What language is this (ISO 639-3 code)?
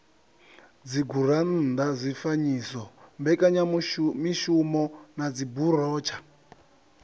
ven